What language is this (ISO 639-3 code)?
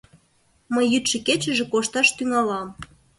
chm